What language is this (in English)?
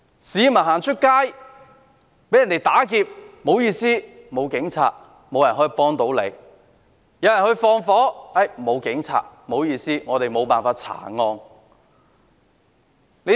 Cantonese